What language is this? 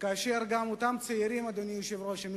Hebrew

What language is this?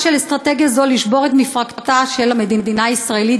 Hebrew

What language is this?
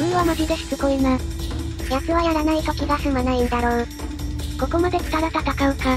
Japanese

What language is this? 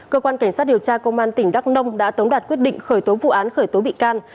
Vietnamese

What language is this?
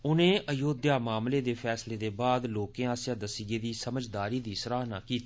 Dogri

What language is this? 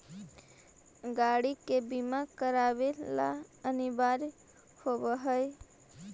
Magahi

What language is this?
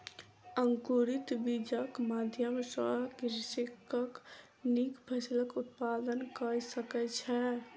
Maithili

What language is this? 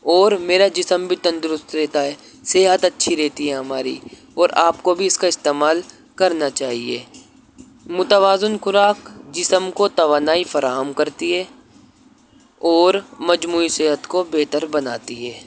Urdu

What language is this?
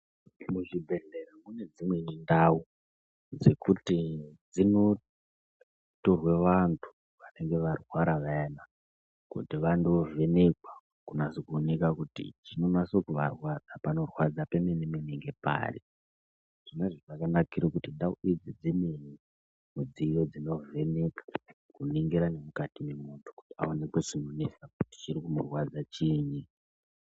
Ndau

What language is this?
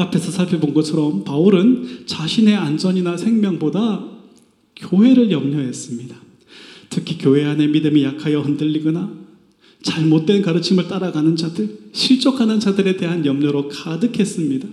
Korean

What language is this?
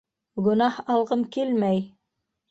Bashkir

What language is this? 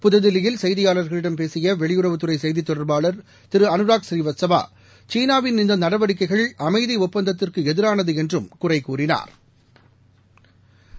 Tamil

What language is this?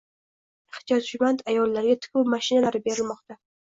Uzbek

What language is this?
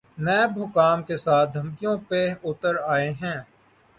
Urdu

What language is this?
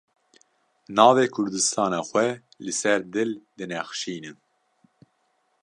Kurdish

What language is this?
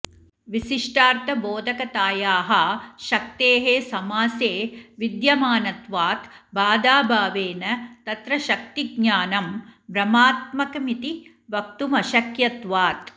Sanskrit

